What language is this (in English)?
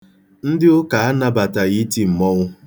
Igbo